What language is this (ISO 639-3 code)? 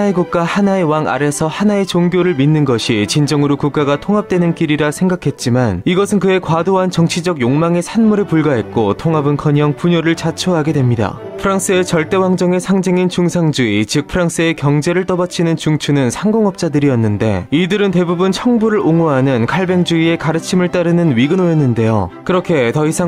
kor